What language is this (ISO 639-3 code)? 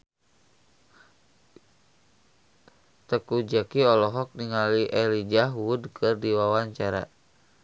sun